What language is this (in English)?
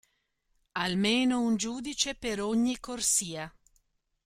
Italian